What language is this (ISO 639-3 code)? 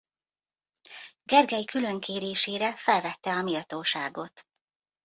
hun